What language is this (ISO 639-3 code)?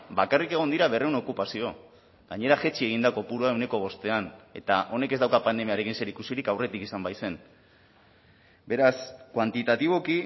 eus